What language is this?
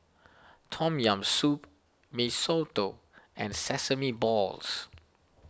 English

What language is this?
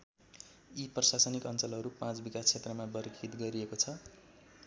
Nepali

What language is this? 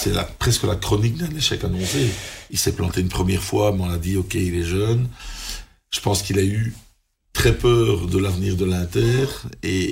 French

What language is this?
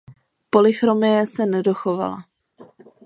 Czech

